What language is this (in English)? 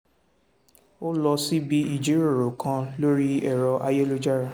Yoruba